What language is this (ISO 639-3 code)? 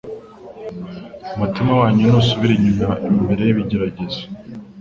kin